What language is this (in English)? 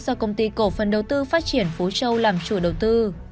Vietnamese